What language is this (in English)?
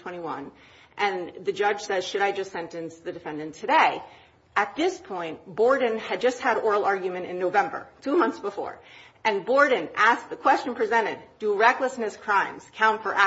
English